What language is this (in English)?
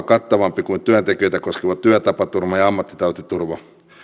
Finnish